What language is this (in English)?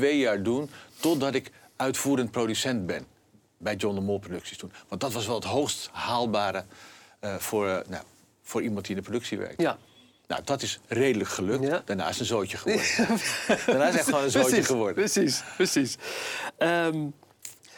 Dutch